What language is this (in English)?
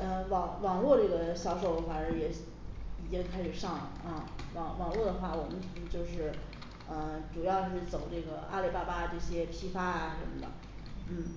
Chinese